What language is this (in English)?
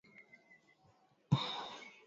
Swahili